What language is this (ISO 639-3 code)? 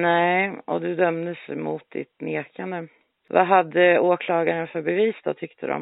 swe